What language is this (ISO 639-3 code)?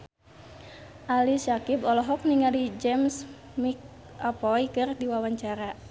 sun